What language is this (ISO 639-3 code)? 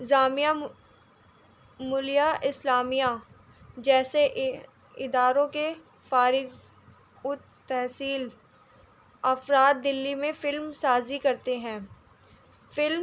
urd